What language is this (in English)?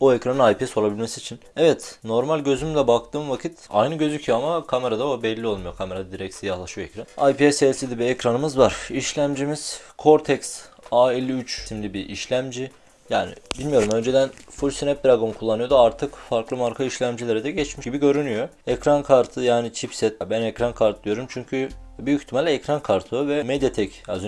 Turkish